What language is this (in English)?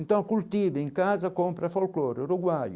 Portuguese